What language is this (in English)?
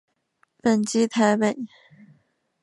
Chinese